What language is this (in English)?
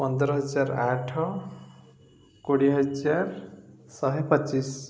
Odia